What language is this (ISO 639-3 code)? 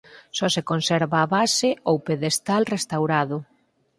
glg